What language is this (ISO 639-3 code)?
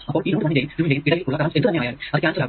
mal